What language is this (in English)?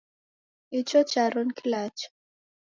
Taita